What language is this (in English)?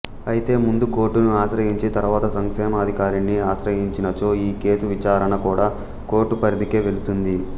Telugu